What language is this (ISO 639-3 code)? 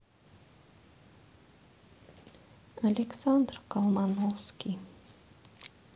rus